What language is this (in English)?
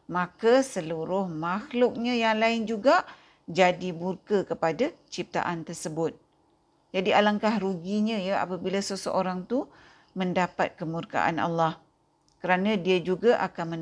Malay